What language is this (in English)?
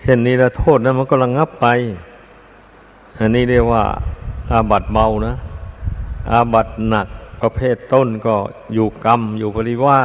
Thai